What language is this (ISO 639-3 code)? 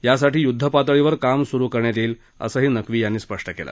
mar